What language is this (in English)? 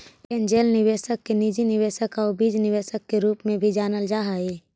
Magahi